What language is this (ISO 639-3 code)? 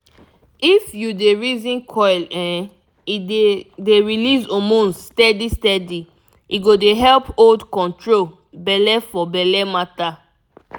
pcm